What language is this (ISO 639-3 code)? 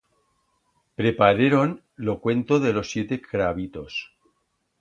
arg